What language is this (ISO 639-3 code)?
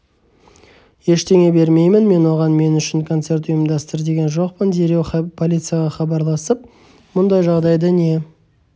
kaz